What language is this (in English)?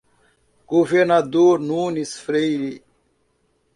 Portuguese